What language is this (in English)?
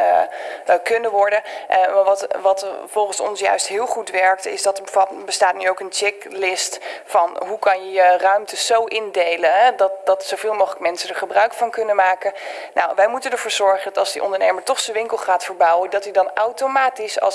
Dutch